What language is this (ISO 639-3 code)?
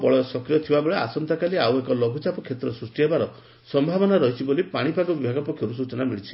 ori